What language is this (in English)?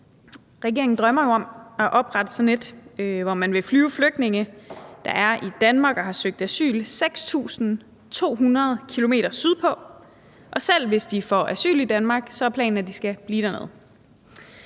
Danish